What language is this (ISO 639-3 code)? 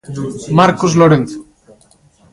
glg